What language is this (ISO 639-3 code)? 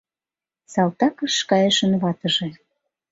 chm